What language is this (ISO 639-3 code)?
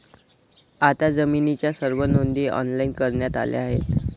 mar